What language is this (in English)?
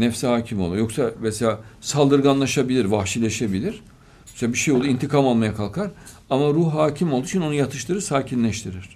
Turkish